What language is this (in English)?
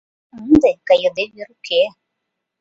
Mari